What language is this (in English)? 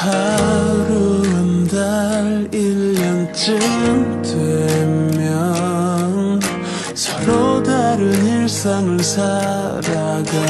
Korean